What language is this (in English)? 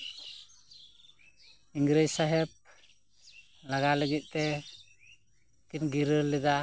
Santali